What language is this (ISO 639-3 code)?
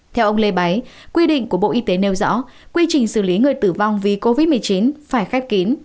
vie